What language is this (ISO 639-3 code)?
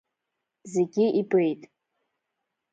abk